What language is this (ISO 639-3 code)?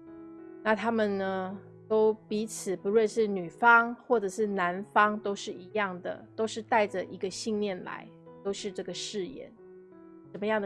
zho